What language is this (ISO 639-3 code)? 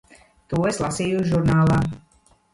lav